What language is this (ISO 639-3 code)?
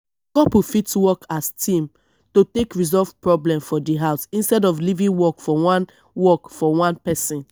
pcm